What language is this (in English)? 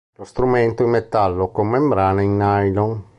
Italian